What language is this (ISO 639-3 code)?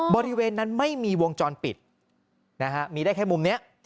tha